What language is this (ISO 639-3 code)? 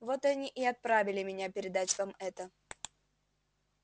rus